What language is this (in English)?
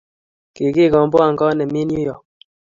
Kalenjin